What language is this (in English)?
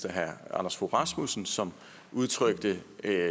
Danish